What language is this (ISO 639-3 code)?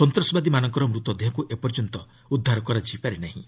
ori